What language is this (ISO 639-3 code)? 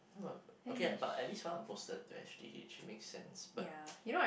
eng